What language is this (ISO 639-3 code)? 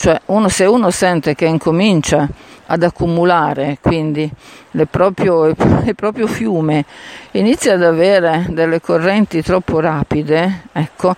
ita